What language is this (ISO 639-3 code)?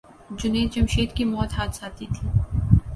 urd